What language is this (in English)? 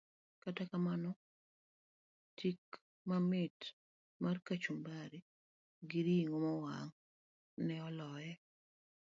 Luo (Kenya and Tanzania)